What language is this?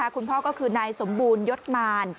Thai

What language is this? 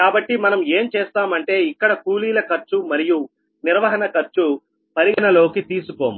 Telugu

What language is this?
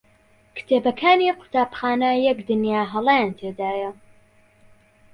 Central Kurdish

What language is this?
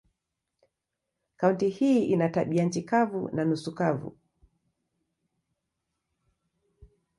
Swahili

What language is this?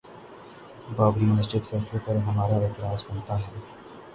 Urdu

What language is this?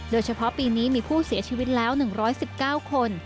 Thai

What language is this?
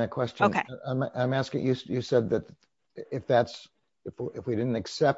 English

